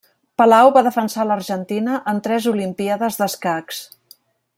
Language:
Catalan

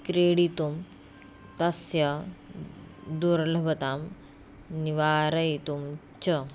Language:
Sanskrit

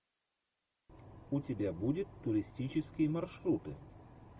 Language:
Russian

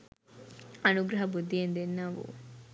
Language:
Sinhala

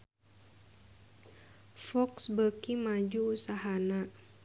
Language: Sundanese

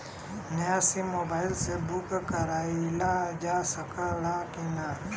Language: Bhojpuri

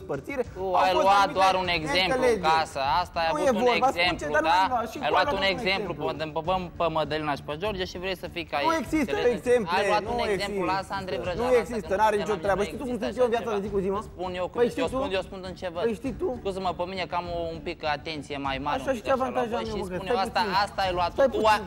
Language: Romanian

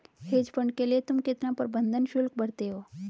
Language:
Hindi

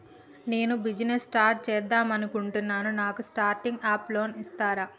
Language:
Telugu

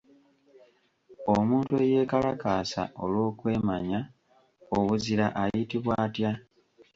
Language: Ganda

